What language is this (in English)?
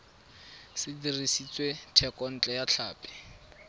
Tswana